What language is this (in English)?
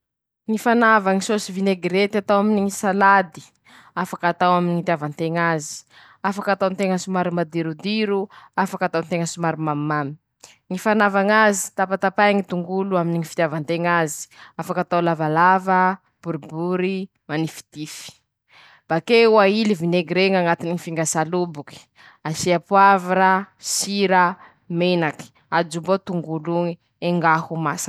Masikoro Malagasy